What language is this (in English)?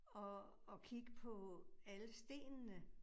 Danish